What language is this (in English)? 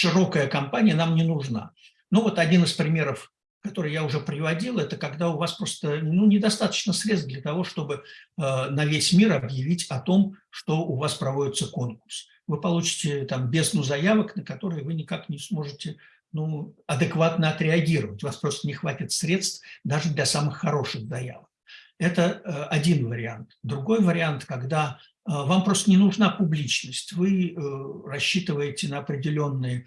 Russian